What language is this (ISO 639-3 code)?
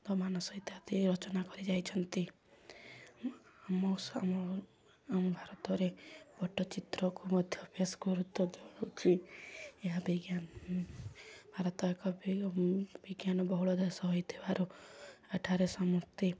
ori